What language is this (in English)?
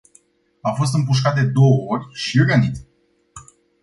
Romanian